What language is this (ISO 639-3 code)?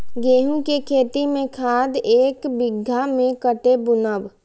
mai